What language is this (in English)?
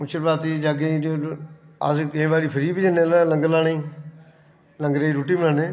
Dogri